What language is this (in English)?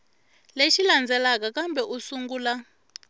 Tsonga